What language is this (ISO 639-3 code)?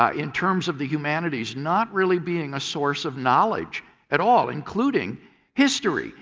eng